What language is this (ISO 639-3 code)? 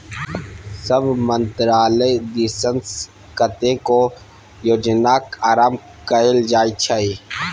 mai